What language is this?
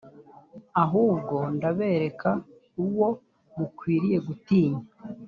Kinyarwanda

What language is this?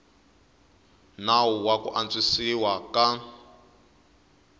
Tsonga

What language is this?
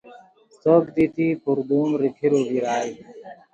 Khowar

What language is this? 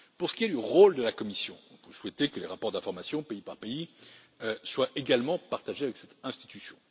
French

